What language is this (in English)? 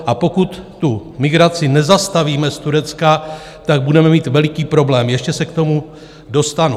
Czech